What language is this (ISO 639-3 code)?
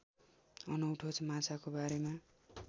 nep